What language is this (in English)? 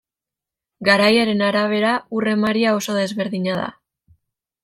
Basque